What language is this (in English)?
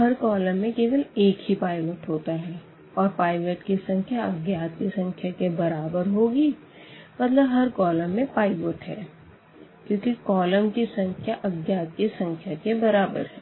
Hindi